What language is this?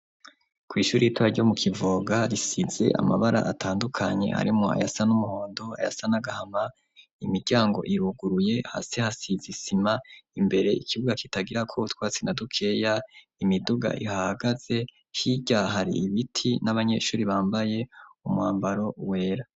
Rundi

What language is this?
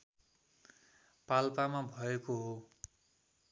Nepali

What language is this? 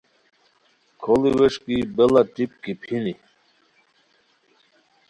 Khowar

